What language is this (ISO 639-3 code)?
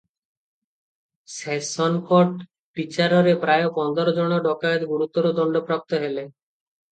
ori